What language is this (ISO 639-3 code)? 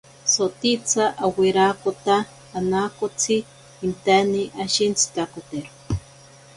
prq